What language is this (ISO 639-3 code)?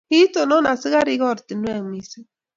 kln